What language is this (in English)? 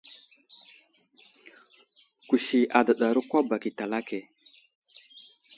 Wuzlam